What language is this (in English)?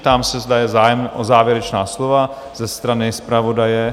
Czech